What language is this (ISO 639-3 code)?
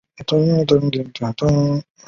zho